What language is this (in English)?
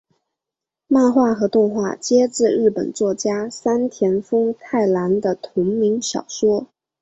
Chinese